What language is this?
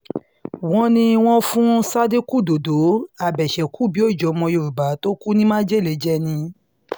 Yoruba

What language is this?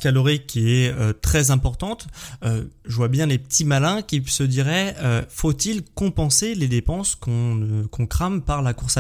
French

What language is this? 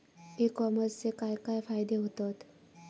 Marathi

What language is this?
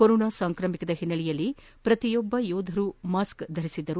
Kannada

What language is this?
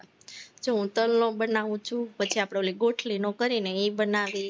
Gujarati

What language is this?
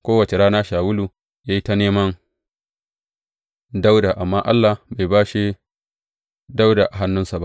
Hausa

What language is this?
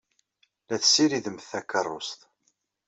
Kabyle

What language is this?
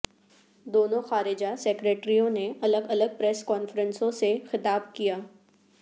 Urdu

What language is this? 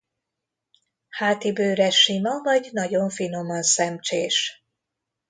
Hungarian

